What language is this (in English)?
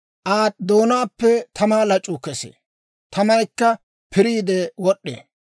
Dawro